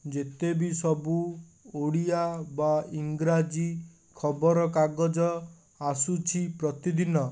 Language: Odia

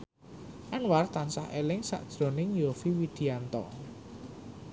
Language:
Javanese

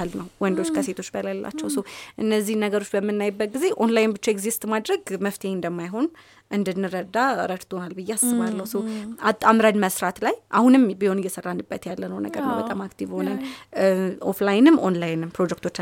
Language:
Amharic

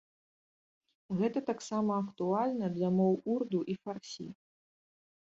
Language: Belarusian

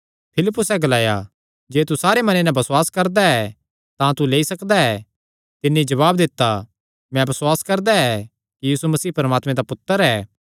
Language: Kangri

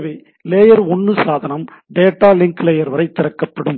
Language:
Tamil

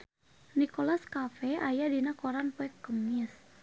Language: Sundanese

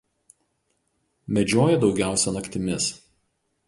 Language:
Lithuanian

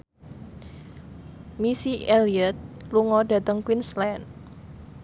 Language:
Javanese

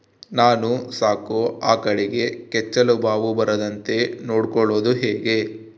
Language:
Kannada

